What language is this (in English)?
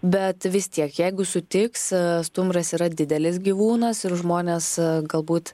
Lithuanian